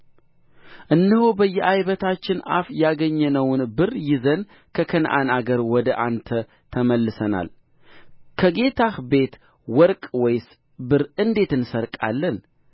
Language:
Amharic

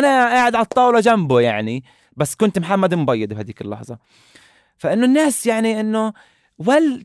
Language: Arabic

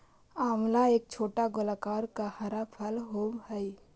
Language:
Magahi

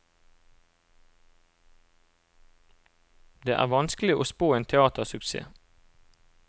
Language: Norwegian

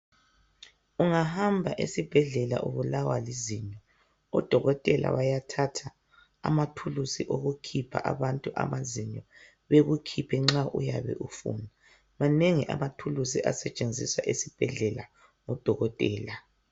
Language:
North Ndebele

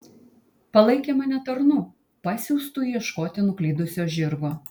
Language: Lithuanian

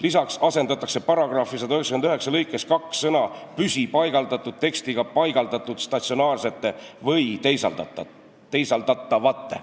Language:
Estonian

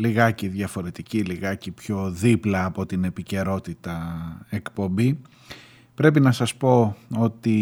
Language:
Greek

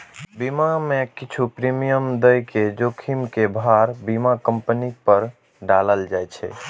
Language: Maithili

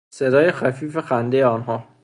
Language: Persian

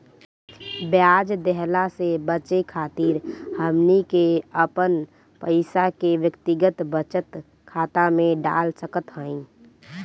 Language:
Bhojpuri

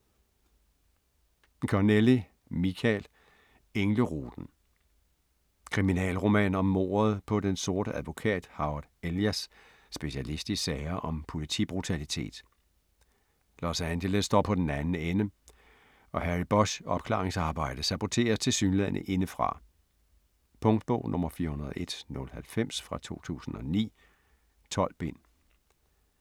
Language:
Danish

